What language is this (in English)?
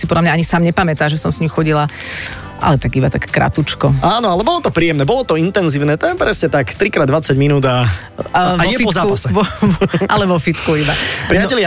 Slovak